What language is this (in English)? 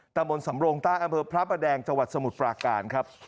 Thai